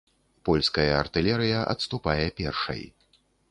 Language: Belarusian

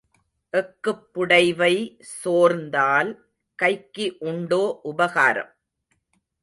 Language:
Tamil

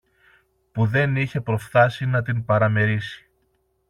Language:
Greek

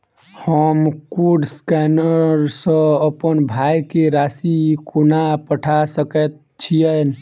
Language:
Maithili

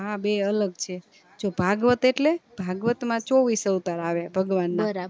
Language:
Gujarati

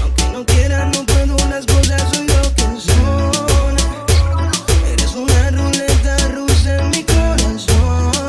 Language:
Vietnamese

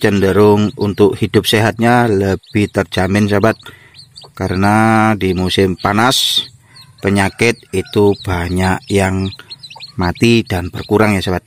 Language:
Indonesian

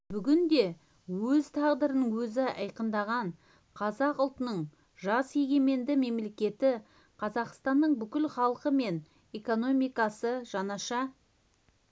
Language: Kazakh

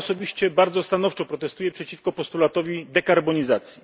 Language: Polish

